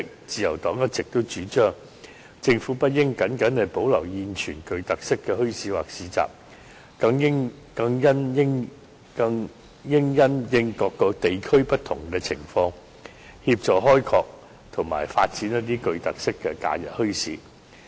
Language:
Cantonese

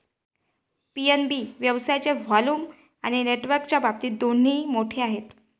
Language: Marathi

